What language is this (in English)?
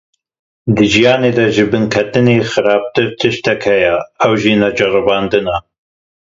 Kurdish